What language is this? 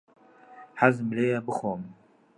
Central Kurdish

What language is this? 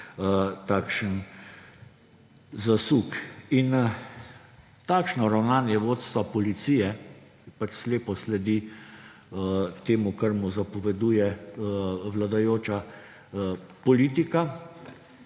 Slovenian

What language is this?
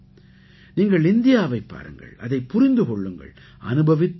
Tamil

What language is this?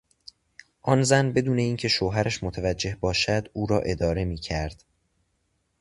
Persian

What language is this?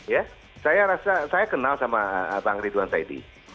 Indonesian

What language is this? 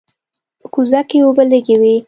Pashto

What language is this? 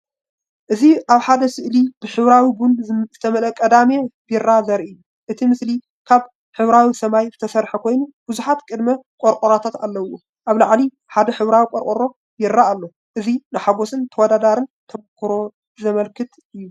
Tigrinya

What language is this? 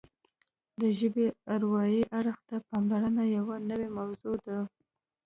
Pashto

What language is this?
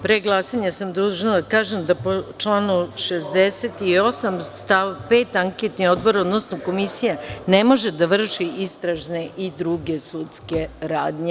Serbian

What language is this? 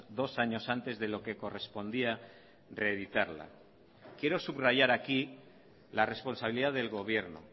Spanish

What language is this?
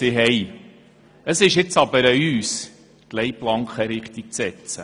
Swiss German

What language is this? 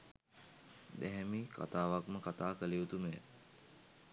Sinhala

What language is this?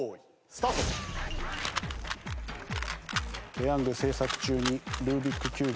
Japanese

